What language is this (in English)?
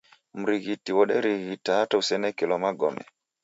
Taita